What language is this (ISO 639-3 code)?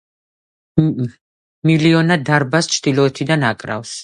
kat